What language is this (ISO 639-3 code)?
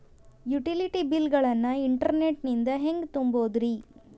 kan